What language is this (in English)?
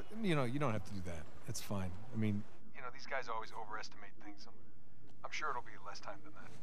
Thai